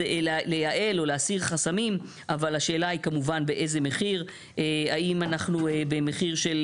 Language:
Hebrew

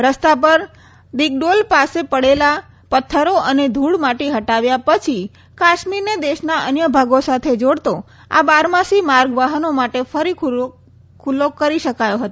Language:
Gujarati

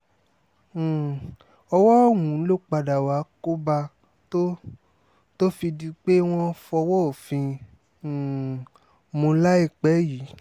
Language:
Yoruba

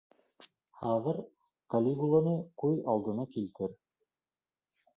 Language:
Bashkir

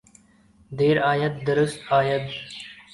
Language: Urdu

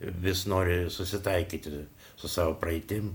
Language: Lithuanian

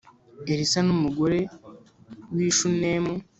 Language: Kinyarwanda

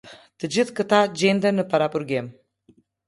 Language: Albanian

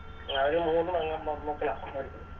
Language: Malayalam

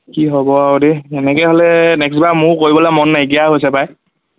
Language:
Assamese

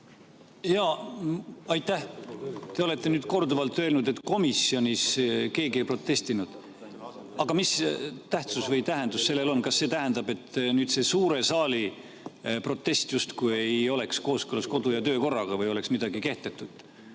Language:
Estonian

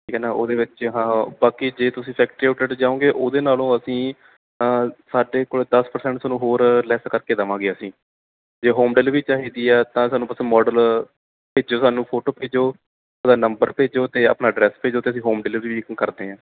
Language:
Punjabi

